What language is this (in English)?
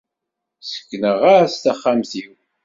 Kabyle